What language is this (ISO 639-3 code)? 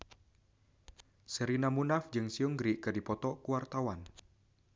sun